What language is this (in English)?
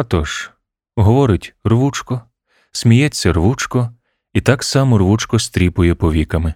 Ukrainian